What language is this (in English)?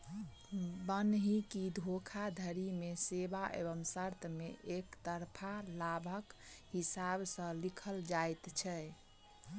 Maithili